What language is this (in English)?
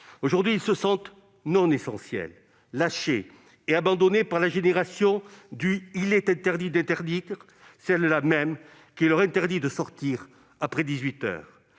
French